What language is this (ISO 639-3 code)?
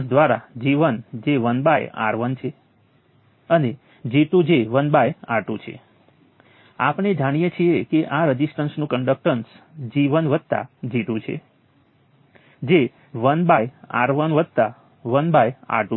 guj